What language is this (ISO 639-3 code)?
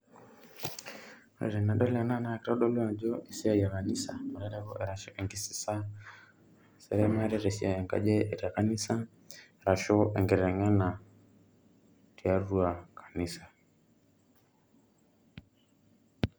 mas